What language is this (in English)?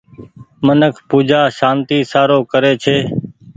Goaria